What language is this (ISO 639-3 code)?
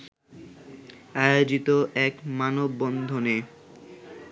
ben